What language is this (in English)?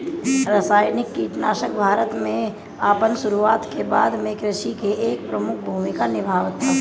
Bhojpuri